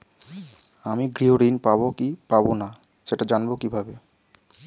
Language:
Bangla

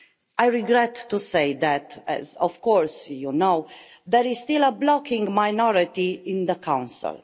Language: English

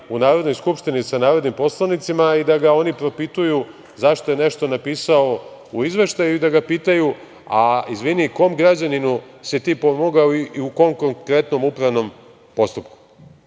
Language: Serbian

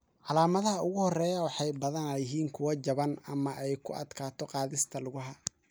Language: Somali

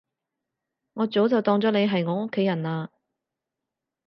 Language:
Cantonese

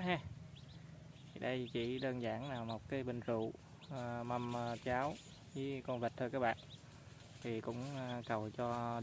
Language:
Vietnamese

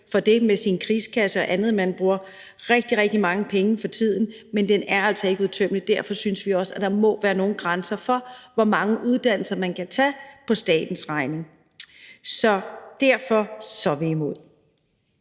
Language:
Danish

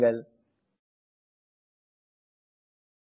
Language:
Tamil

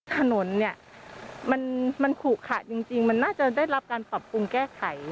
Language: Thai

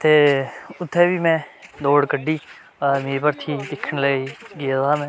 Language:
Dogri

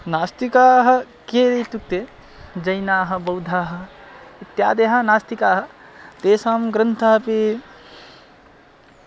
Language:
Sanskrit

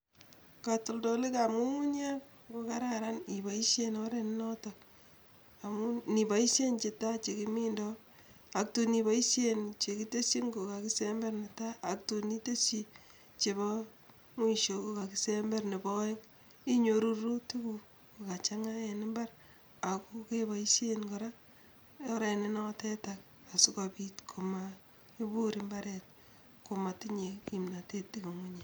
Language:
Kalenjin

